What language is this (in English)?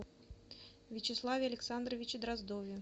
Russian